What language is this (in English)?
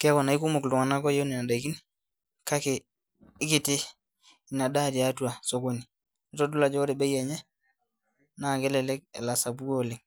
Masai